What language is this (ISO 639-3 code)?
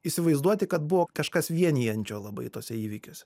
lit